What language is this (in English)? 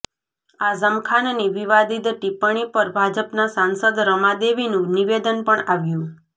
Gujarati